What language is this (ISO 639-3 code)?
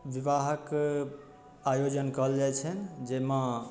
mai